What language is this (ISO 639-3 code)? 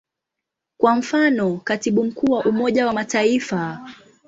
swa